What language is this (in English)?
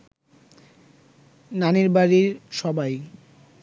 Bangla